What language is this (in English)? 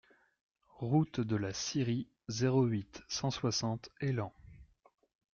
French